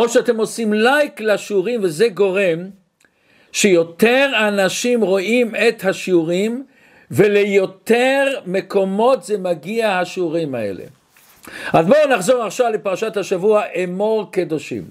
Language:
Hebrew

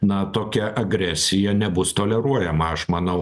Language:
Lithuanian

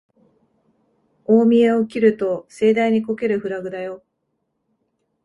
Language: Japanese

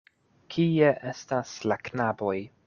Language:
Esperanto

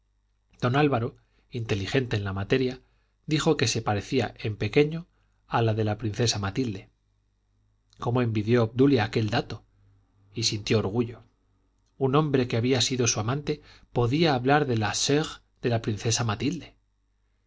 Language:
Spanish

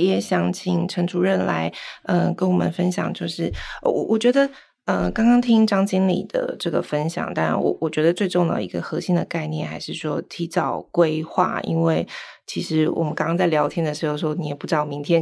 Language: Chinese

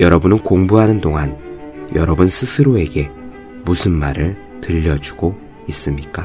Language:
Korean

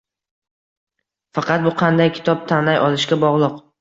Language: Uzbek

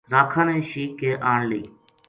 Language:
Gujari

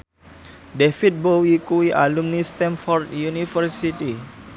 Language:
Javanese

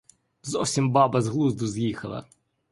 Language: Ukrainian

